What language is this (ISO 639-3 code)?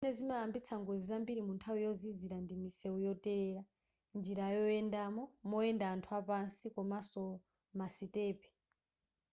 nya